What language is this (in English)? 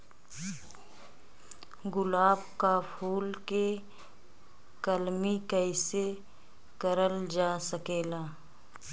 Bhojpuri